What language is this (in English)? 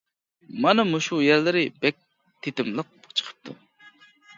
Uyghur